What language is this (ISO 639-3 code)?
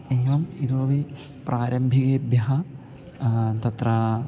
san